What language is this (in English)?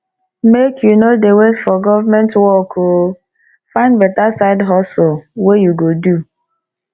Nigerian Pidgin